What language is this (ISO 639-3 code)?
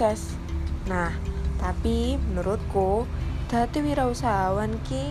ind